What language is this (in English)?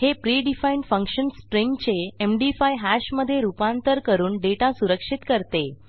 Marathi